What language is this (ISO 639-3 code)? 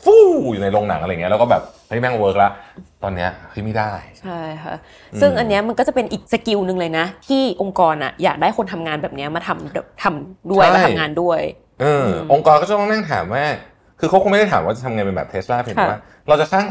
tha